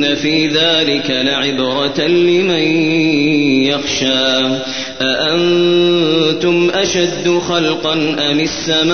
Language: Arabic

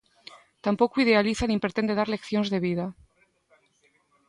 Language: Galician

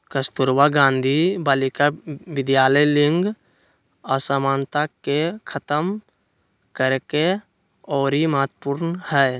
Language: Magahi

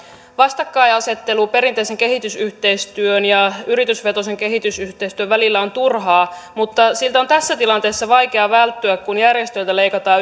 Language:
Finnish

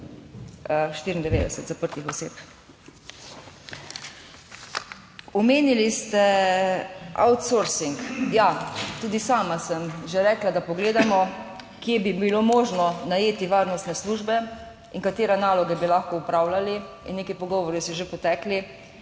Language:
Slovenian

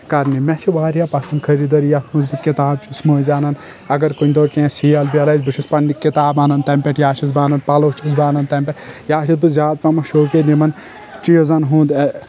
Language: Kashmiri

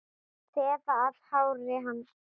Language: Icelandic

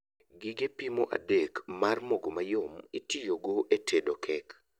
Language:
Luo (Kenya and Tanzania)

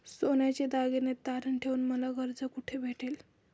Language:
Marathi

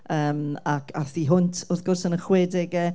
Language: Welsh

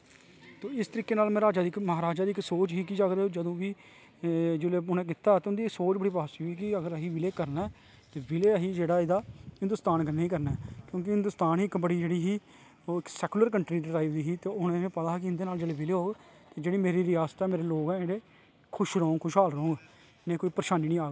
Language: Dogri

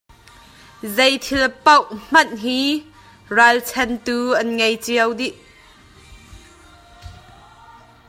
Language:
Hakha Chin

